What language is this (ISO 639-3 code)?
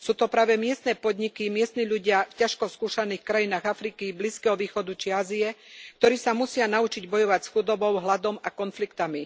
slk